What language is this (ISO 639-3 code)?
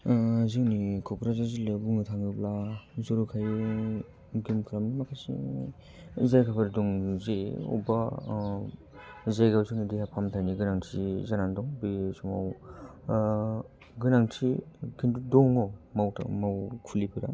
brx